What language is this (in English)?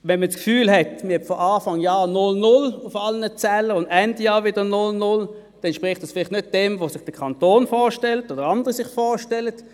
Swiss German